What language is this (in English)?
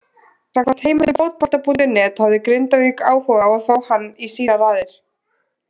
Icelandic